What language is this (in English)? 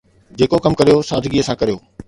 Sindhi